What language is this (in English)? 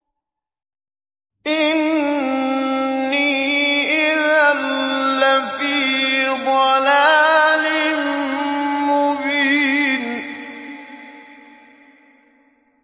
Arabic